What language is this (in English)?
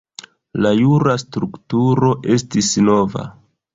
Esperanto